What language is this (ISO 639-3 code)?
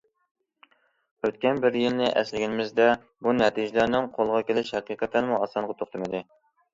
uig